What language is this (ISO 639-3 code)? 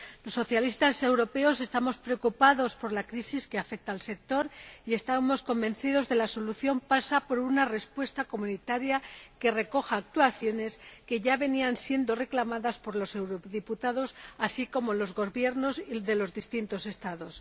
spa